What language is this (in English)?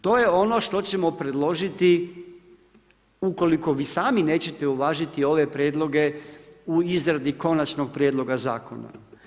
Croatian